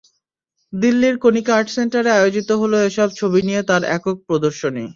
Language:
Bangla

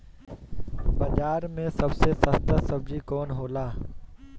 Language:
Bhojpuri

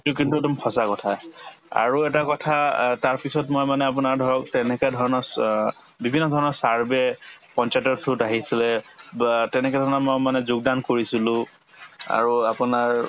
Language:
Assamese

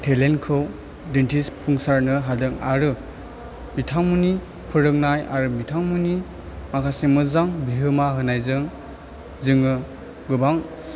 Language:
Bodo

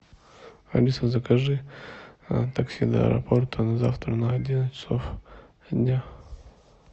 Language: Russian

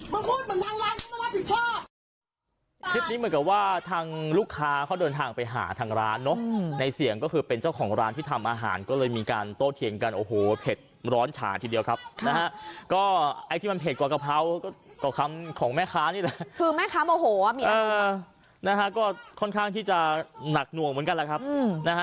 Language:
Thai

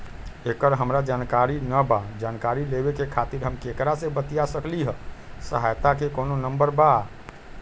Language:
Magahi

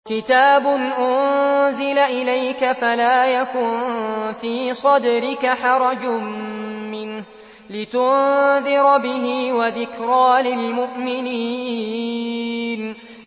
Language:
Arabic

